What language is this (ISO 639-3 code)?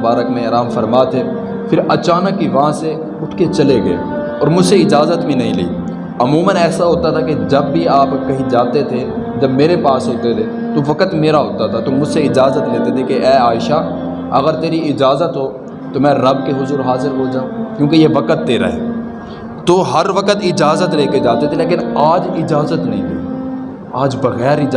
urd